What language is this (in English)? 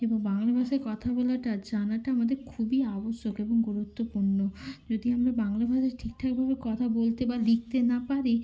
Bangla